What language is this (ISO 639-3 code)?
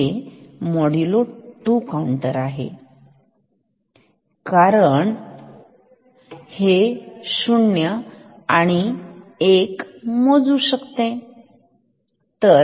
mar